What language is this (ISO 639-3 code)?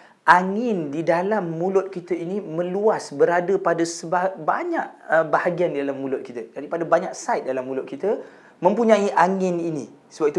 msa